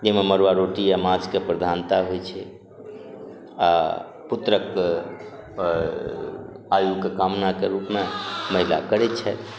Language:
Maithili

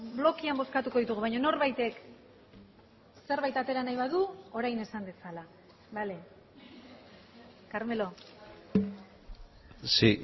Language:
Basque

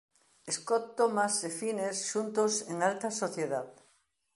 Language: Galician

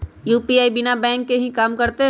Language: Magahi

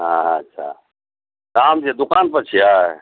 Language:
Maithili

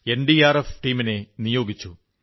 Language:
Malayalam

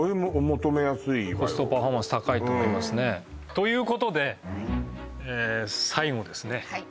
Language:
Japanese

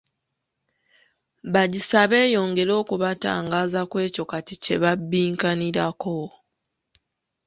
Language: Ganda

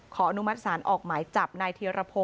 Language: Thai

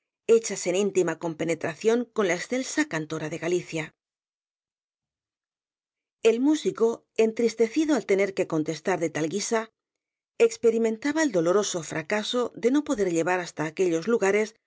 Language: Spanish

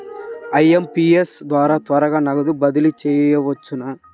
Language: Telugu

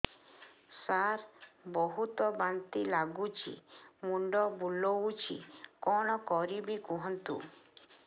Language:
Odia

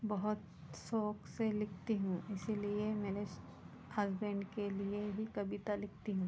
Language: Hindi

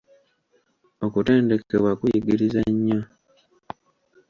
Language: Ganda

